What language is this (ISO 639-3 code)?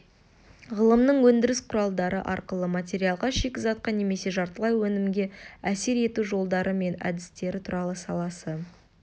kaz